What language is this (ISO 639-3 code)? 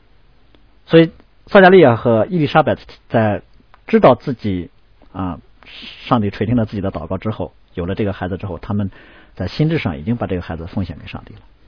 zho